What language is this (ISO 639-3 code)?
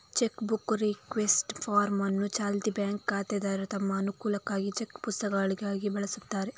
kan